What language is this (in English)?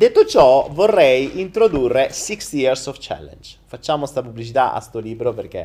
Italian